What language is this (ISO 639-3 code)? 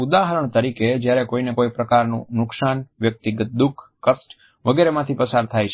guj